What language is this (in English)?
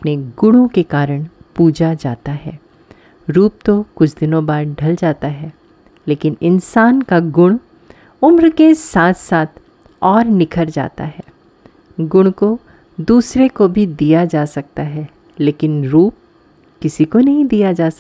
Hindi